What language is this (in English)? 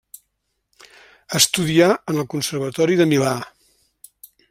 Catalan